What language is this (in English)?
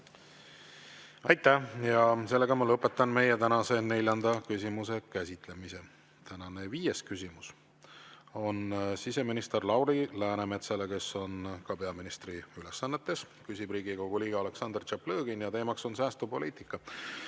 Estonian